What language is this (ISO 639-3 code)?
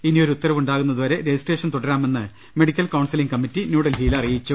mal